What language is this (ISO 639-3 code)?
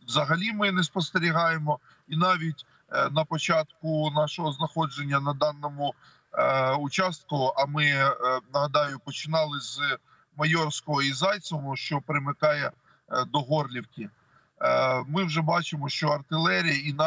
ukr